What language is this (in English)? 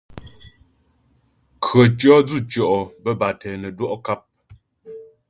Ghomala